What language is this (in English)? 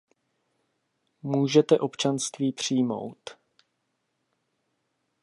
Czech